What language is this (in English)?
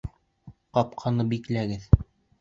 Bashkir